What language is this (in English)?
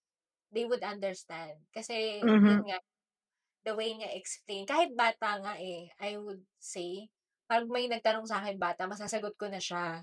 Filipino